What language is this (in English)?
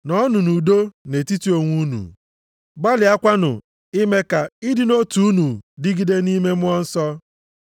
Igbo